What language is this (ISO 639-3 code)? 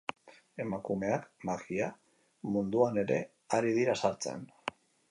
eus